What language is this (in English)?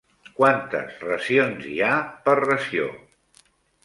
Catalan